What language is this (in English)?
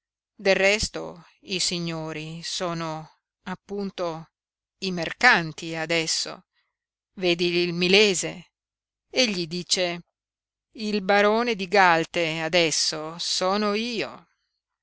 Italian